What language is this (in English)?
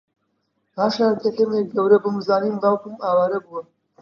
Central Kurdish